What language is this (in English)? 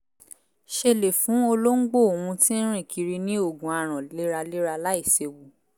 Yoruba